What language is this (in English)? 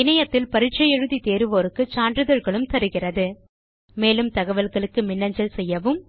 Tamil